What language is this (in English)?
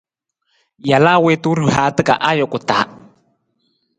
Nawdm